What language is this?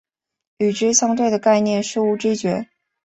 Chinese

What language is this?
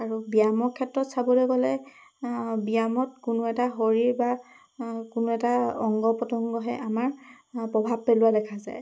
Assamese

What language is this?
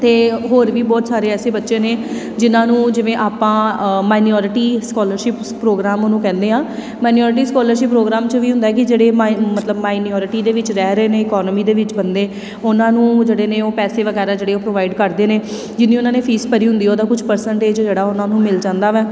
Punjabi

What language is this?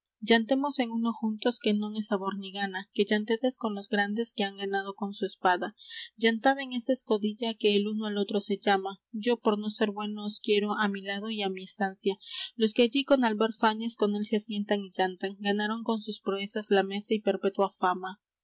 Spanish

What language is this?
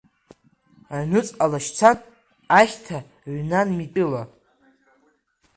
Abkhazian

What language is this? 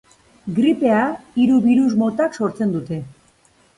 Basque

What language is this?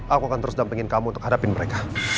Indonesian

